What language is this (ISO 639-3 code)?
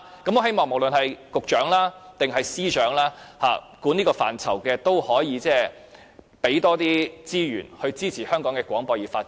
yue